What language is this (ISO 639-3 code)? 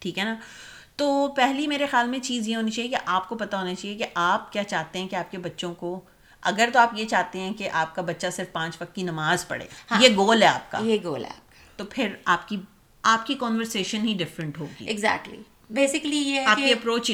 urd